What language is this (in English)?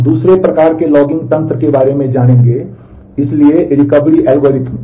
Hindi